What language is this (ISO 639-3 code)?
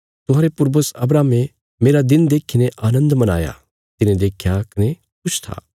kfs